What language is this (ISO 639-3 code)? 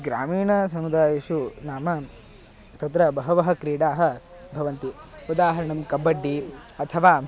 san